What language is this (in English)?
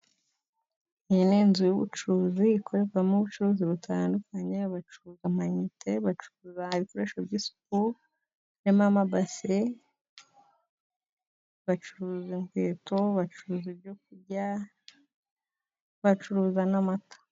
Kinyarwanda